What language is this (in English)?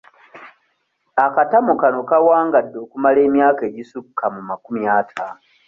Ganda